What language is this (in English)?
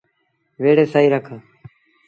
Sindhi Bhil